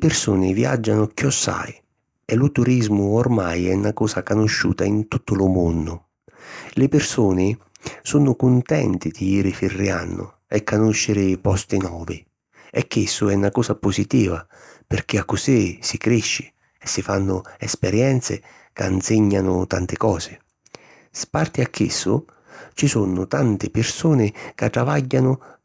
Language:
Sicilian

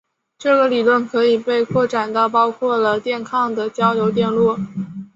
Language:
Chinese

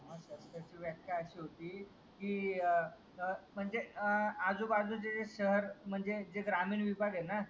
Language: Marathi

